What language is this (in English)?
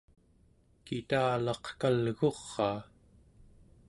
Central Yupik